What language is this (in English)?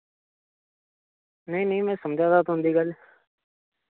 Dogri